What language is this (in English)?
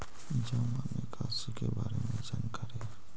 Magahi